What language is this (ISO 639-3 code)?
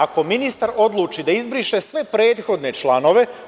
srp